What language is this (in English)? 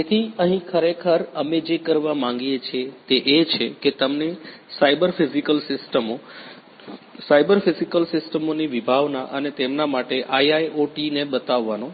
Gujarati